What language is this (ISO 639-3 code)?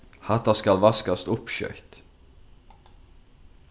fao